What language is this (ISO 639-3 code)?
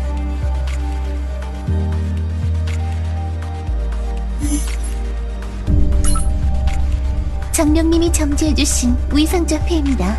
kor